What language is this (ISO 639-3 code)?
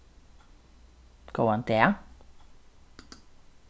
fao